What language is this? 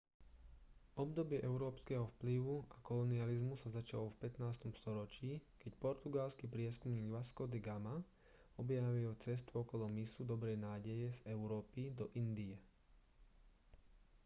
Slovak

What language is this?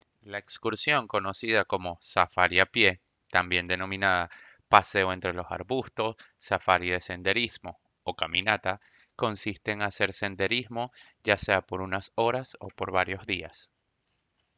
Spanish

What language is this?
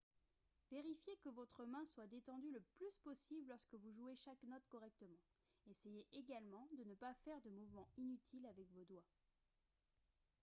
French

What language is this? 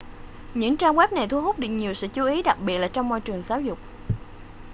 Vietnamese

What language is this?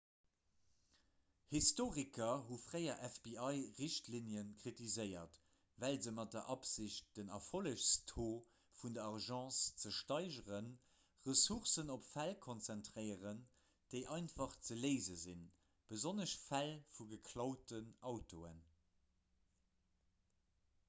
Luxembourgish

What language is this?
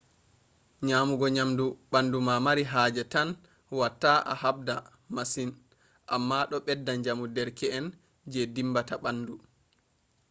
Fula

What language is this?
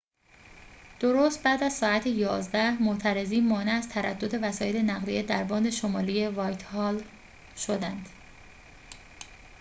Persian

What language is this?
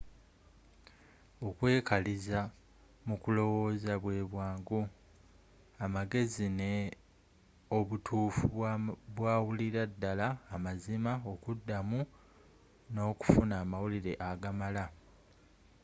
Ganda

